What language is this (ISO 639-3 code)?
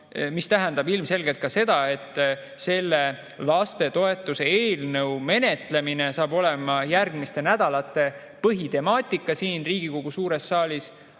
est